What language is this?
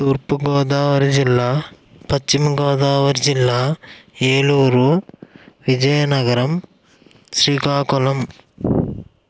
Telugu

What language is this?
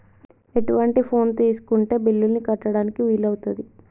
Telugu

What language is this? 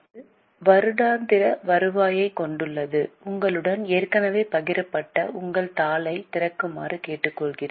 Tamil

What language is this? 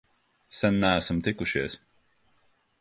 Latvian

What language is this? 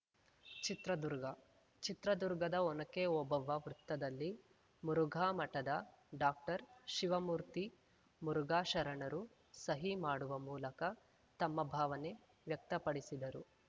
Kannada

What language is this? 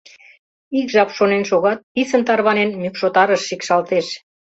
Mari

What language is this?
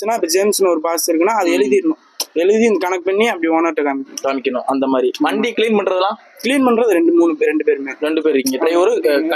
Tamil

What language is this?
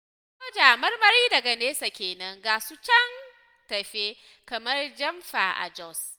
Hausa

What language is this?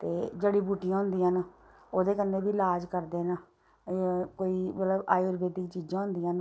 Dogri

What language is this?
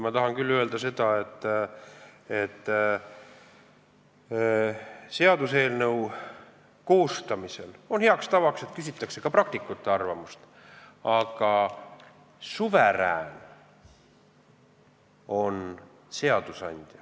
Estonian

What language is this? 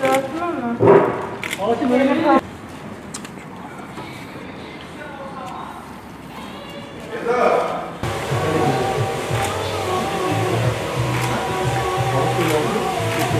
Turkish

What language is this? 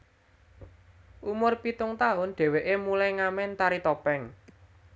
Javanese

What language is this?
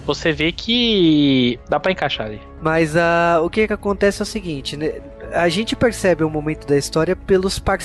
Portuguese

